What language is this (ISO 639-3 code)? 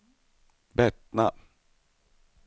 swe